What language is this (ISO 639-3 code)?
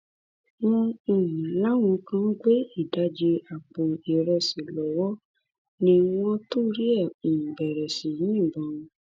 yor